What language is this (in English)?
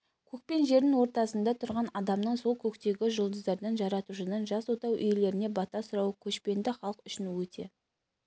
Kazakh